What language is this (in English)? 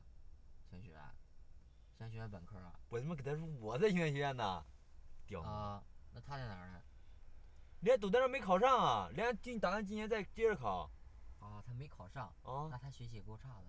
Chinese